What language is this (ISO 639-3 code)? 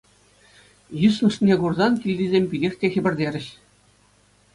chv